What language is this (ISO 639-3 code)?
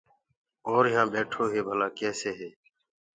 ggg